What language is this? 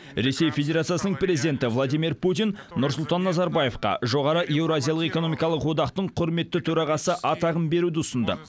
Kazakh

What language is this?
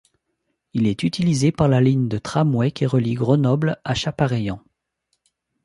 French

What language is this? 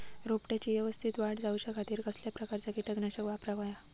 Marathi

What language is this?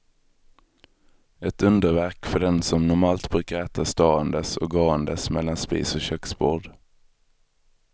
Swedish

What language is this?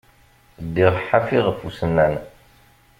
Kabyle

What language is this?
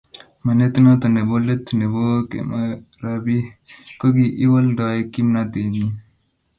Kalenjin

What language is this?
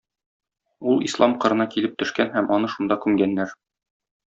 Tatar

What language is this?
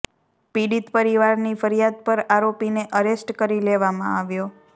Gujarati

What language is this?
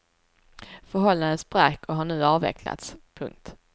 Swedish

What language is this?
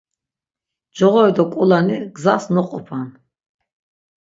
Laz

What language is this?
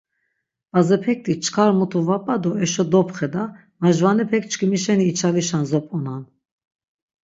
Laz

